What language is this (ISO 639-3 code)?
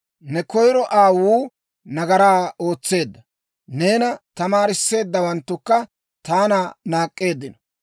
dwr